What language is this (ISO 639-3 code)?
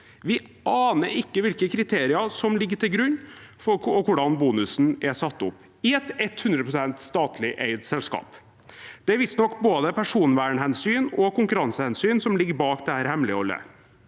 nor